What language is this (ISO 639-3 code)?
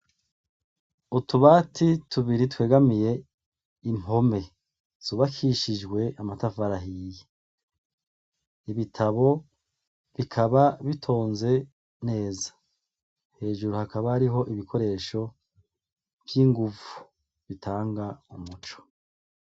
run